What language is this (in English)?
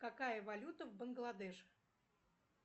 Russian